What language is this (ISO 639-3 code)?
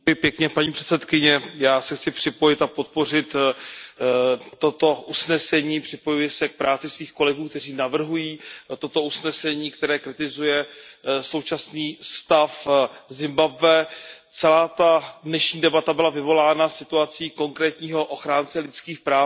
ces